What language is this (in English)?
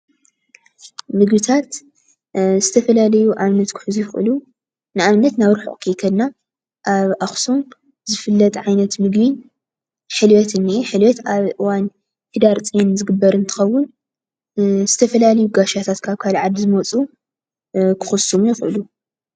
Tigrinya